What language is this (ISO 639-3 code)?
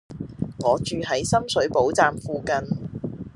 yue